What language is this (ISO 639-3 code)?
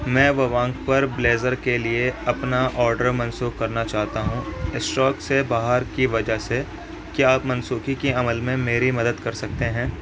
urd